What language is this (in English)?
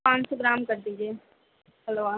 Urdu